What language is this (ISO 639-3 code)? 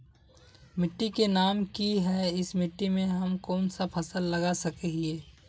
mag